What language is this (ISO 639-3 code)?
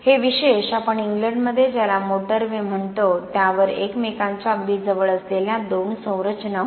mar